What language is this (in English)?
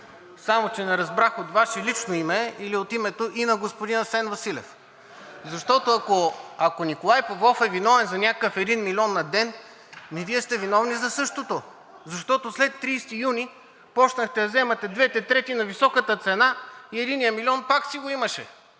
Bulgarian